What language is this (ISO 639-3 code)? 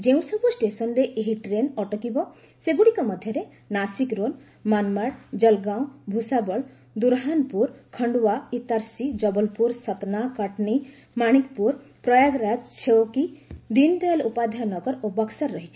ori